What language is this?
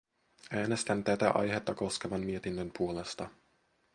Finnish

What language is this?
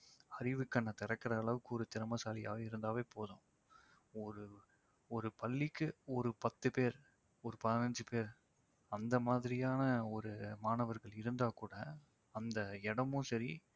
Tamil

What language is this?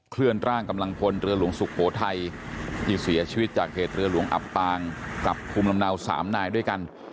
Thai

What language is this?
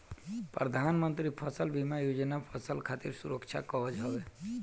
Bhojpuri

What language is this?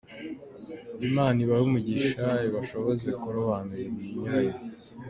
Kinyarwanda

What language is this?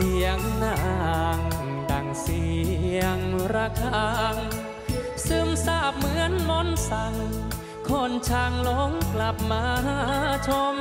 Thai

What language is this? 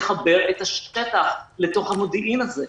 Hebrew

